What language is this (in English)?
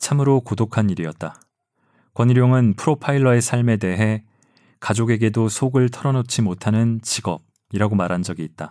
Korean